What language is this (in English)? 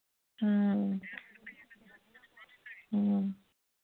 Manipuri